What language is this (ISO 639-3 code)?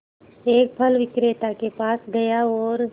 hin